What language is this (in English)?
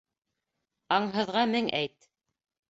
Bashkir